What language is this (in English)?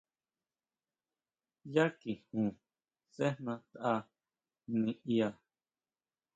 Huautla Mazatec